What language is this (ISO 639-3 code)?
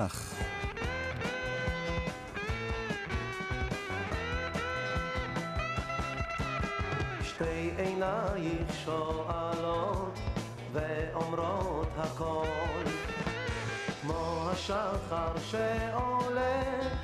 heb